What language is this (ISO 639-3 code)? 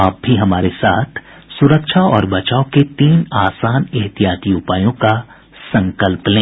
hin